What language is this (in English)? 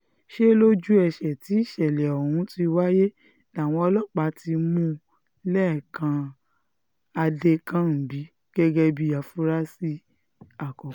Yoruba